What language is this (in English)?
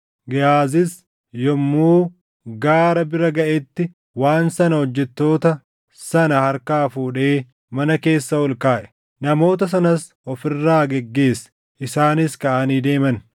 Oromo